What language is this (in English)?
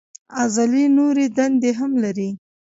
Pashto